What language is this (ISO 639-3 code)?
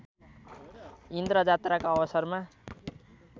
nep